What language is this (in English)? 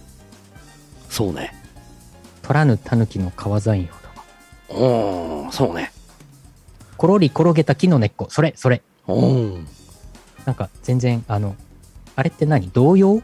Japanese